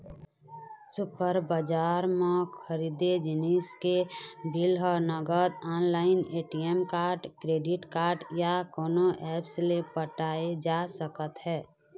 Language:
Chhattisgarhi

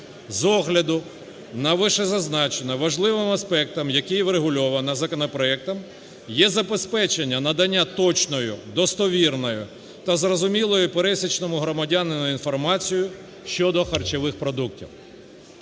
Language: Ukrainian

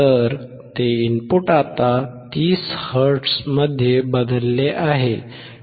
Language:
Marathi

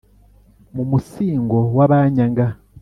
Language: Kinyarwanda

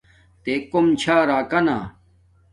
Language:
Domaaki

